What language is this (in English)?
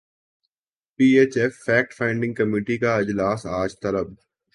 Urdu